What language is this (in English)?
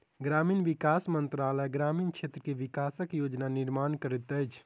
Maithili